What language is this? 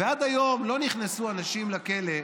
Hebrew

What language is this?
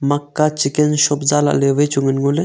Wancho Naga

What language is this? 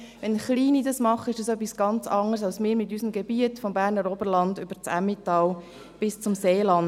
Swiss German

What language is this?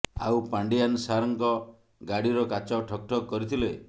Odia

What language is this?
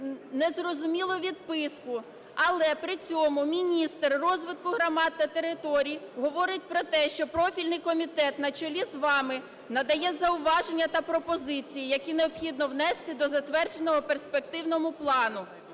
Ukrainian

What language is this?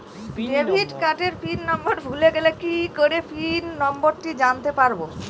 Bangla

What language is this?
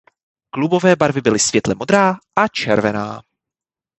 Czech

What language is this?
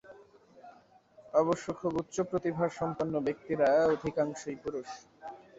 Bangla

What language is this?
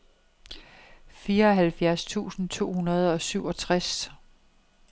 Danish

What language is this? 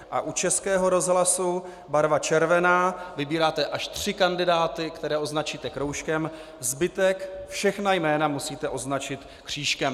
Czech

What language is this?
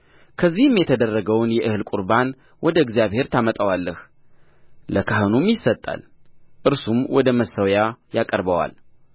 Amharic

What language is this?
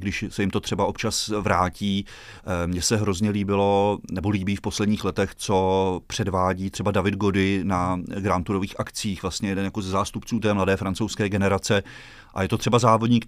Czech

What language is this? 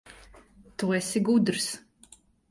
Latvian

